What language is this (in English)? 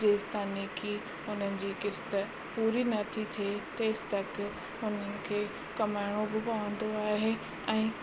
Sindhi